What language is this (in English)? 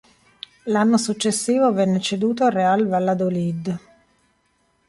Italian